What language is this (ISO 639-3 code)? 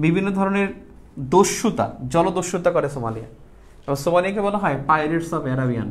hin